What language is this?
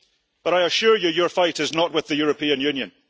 English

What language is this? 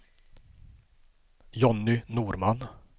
Swedish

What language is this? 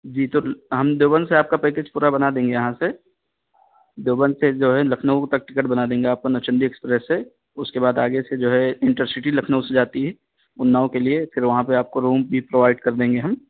Urdu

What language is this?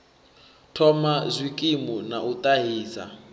Venda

